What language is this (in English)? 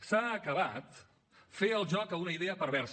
Catalan